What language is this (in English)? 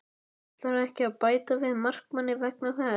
Icelandic